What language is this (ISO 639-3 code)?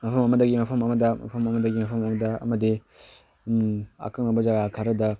mni